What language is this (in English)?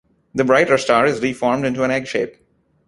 English